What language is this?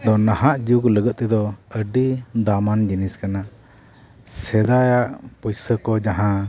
Santali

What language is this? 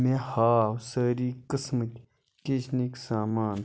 Kashmiri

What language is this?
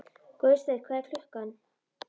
Icelandic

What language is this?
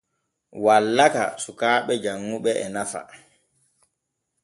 Borgu Fulfulde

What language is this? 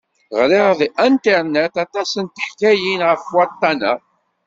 Kabyle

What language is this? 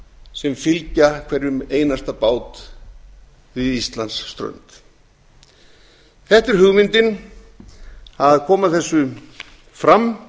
Icelandic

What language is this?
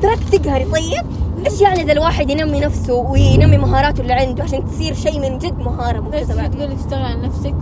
Arabic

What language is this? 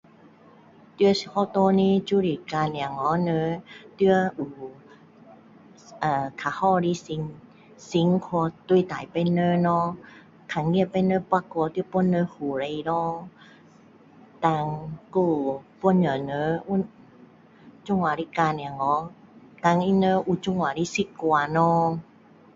Min Dong Chinese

